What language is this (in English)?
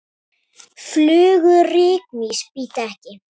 Icelandic